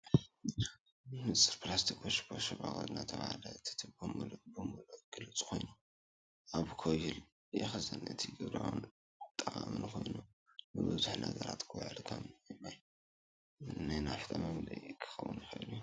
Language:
Tigrinya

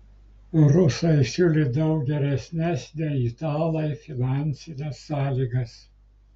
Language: Lithuanian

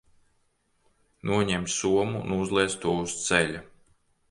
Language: Latvian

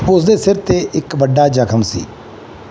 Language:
Punjabi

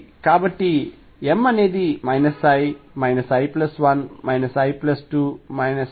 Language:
Telugu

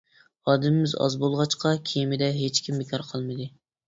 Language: Uyghur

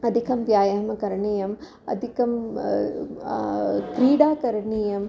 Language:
Sanskrit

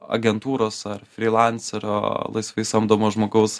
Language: Lithuanian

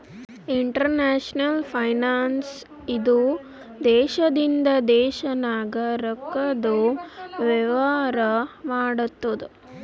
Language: Kannada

